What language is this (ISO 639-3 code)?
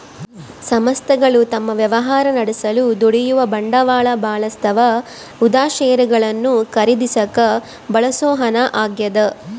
kan